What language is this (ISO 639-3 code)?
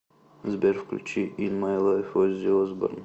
rus